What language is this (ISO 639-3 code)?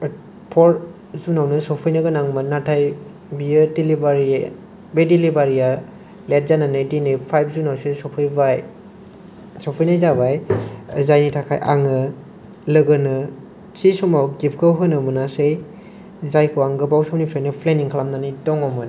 brx